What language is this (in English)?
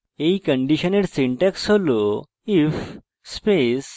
Bangla